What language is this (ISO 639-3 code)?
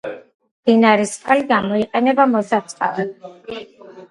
kat